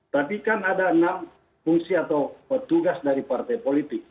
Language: Indonesian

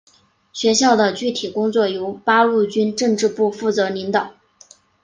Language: Chinese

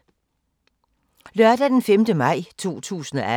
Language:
Danish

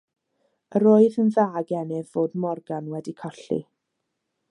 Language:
Welsh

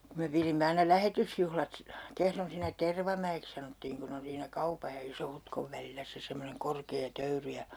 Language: Finnish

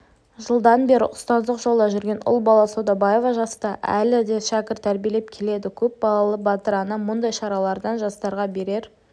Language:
Kazakh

